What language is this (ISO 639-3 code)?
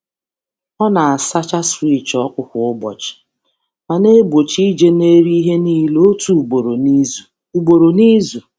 ibo